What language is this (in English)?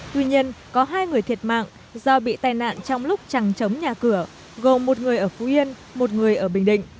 Vietnamese